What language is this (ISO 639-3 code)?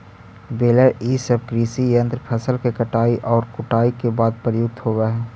mag